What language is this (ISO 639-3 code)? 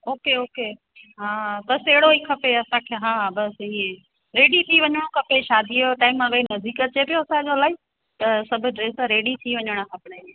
snd